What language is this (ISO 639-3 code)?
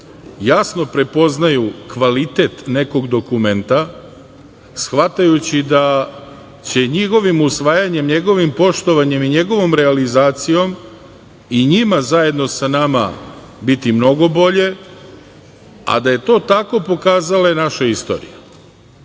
srp